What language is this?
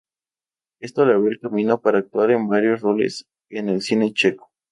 Spanish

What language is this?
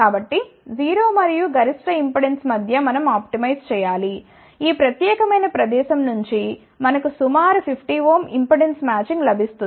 Telugu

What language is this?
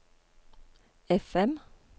Norwegian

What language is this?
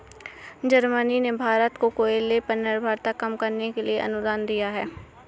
Hindi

